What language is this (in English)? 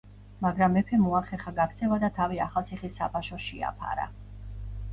Georgian